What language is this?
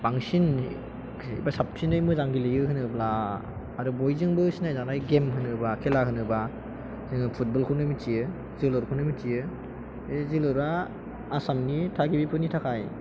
Bodo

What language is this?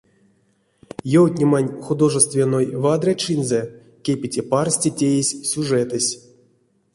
Erzya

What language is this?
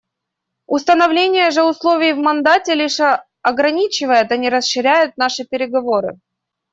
Russian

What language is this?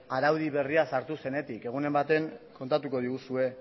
Basque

